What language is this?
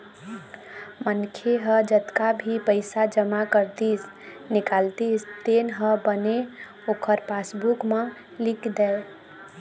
Chhattisgarhi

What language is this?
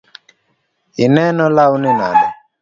Luo (Kenya and Tanzania)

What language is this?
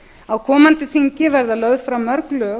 Icelandic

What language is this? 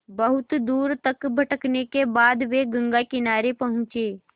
Hindi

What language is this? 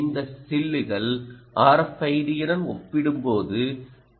Tamil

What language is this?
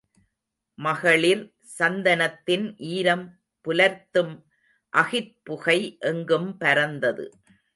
Tamil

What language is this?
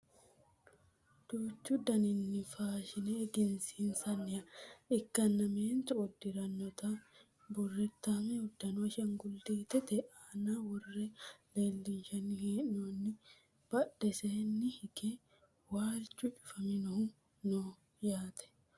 Sidamo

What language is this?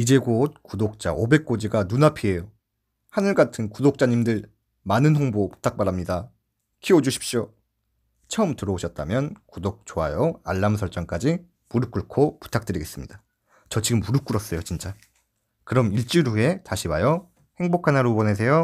Korean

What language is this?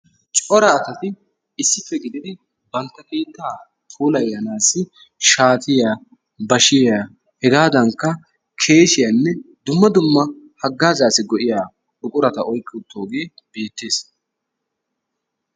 Wolaytta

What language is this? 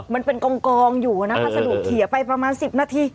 Thai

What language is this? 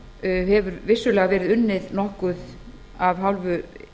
Icelandic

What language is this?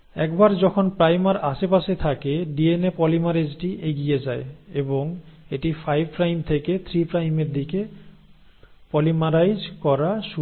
Bangla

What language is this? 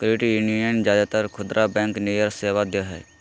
Magahi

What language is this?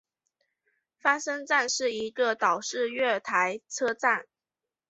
Chinese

